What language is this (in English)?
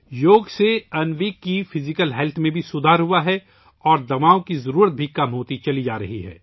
Urdu